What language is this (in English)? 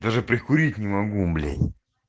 Russian